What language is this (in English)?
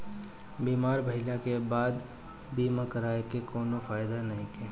Bhojpuri